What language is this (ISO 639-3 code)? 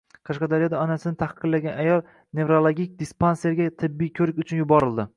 uzb